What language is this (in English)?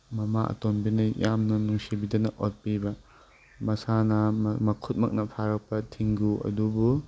Manipuri